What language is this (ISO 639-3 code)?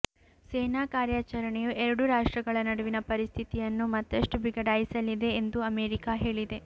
kan